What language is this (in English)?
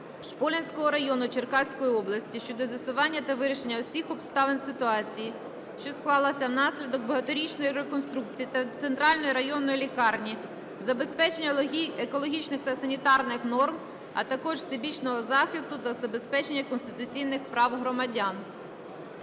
Ukrainian